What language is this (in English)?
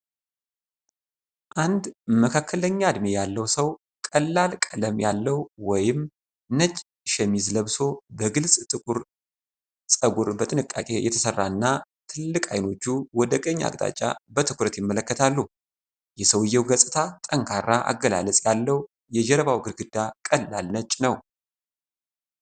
Amharic